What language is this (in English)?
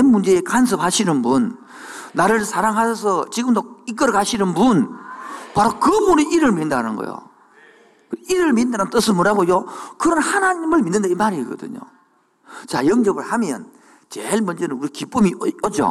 Korean